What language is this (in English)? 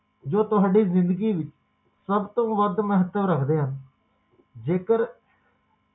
Punjabi